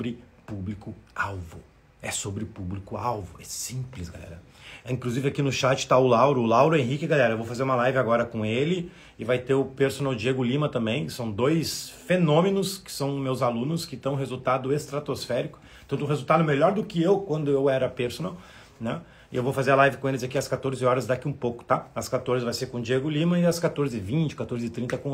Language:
Portuguese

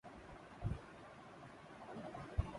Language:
Urdu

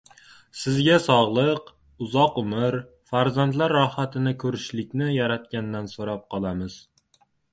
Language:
Uzbek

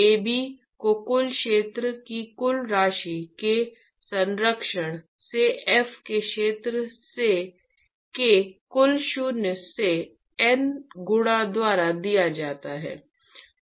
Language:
Hindi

